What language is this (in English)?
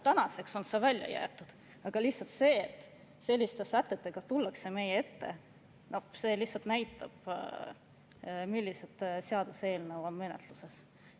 Estonian